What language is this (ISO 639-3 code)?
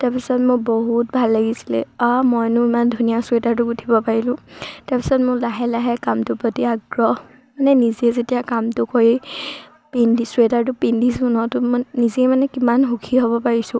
asm